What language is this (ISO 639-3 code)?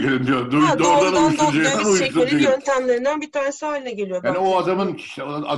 tur